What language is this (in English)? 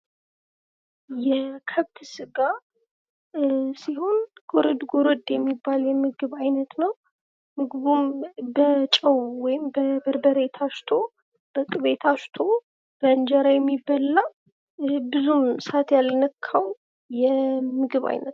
Amharic